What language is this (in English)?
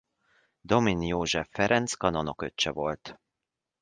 Hungarian